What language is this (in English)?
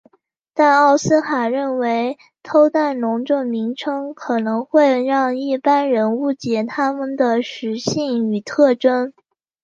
Chinese